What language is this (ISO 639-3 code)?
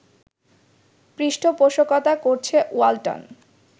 ben